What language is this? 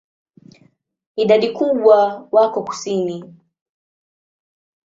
Swahili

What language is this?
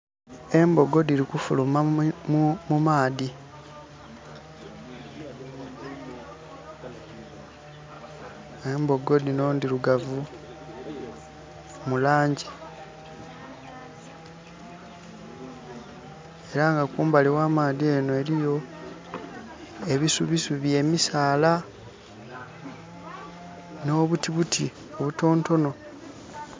Soga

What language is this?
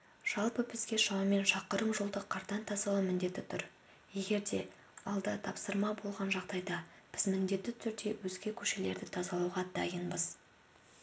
Kazakh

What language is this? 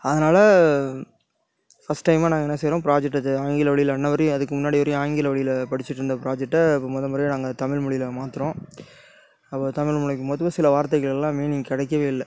Tamil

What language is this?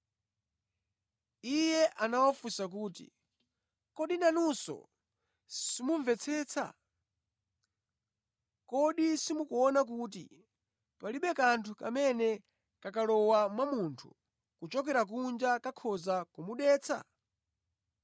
Nyanja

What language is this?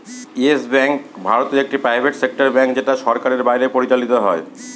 Bangla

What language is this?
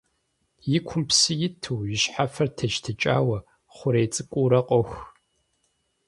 Kabardian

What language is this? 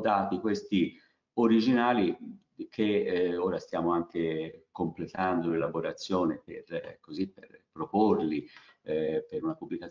Italian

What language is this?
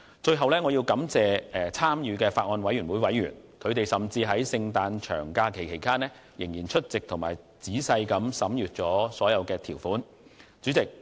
Cantonese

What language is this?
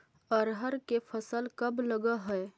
Magahi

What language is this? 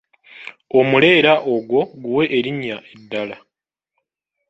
Ganda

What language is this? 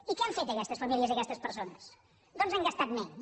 Catalan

